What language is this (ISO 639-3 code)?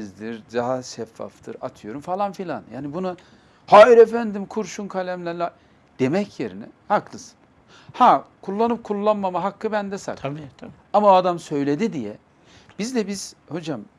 tur